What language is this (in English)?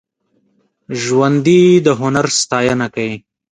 Pashto